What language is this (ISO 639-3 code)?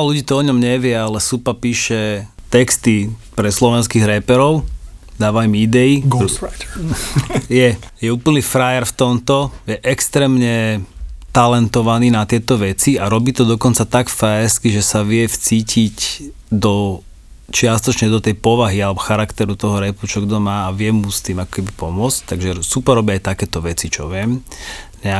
slk